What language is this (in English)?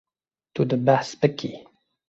Kurdish